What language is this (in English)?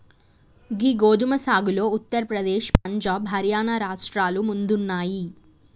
Telugu